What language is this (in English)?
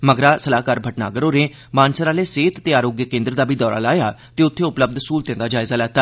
Dogri